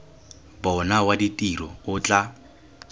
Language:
Tswana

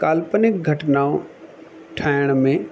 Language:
Sindhi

